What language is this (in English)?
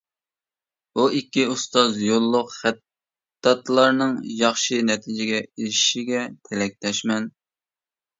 Uyghur